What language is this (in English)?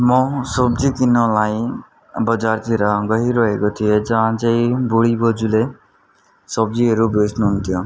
Nepali